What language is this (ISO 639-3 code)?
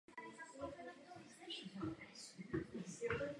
ces